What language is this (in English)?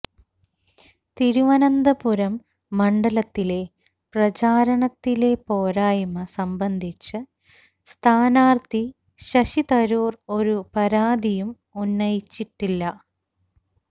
Malayalam